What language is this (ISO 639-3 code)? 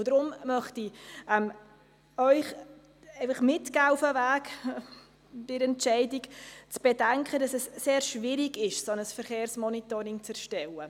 gsw